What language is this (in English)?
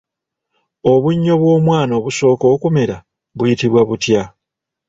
Ganda